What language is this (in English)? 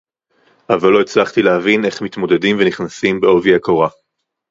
Hebrew